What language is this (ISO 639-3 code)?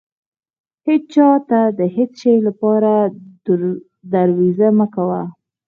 pus